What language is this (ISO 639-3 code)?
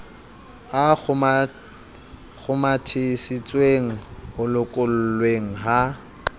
sot